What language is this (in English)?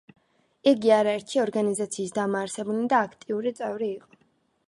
Georgian